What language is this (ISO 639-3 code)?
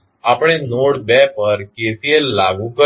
guj